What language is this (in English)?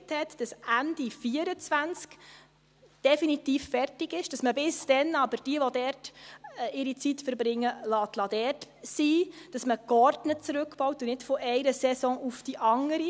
Swiss German